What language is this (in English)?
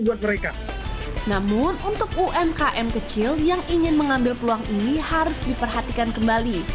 Indonesian